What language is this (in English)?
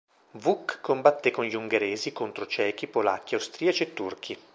Italian